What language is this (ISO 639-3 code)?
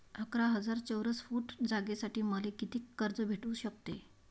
mar